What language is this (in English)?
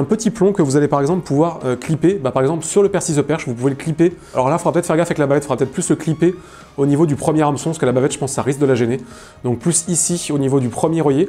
French